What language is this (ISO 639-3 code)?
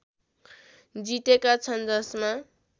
nep